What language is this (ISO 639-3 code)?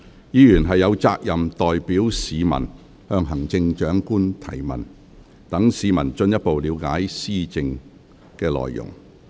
yue